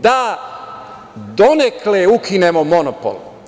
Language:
Serbian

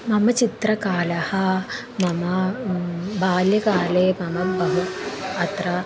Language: Sanskrit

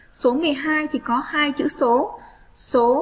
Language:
Vietnamese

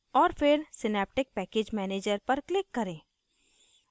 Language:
Hindi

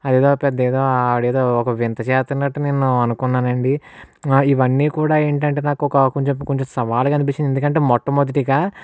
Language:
Telugu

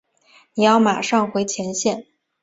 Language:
Chinese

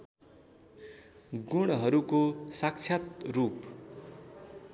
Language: Nepali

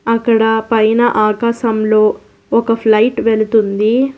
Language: Telugu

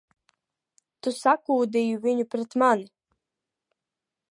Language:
Latvian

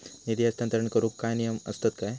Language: Marathi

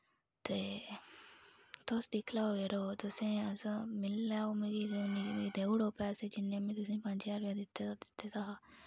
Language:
Dogri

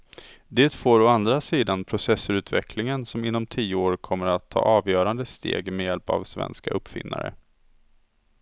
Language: Swedish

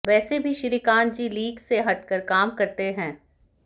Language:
Hindi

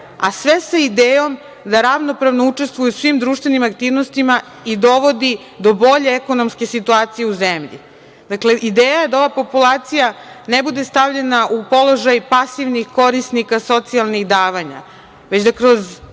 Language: Serbian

